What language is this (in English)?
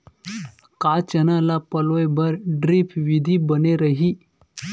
Chhattisgarhi